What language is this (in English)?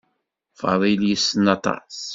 Kabyle